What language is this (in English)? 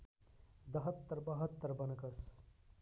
Nepali